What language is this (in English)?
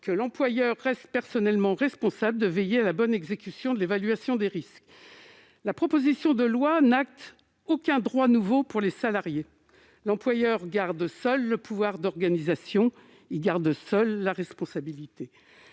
French